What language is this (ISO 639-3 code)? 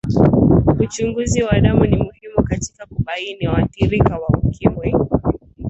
swa